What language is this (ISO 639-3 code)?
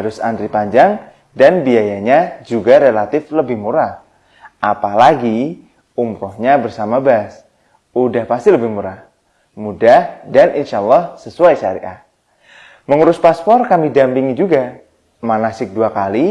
ind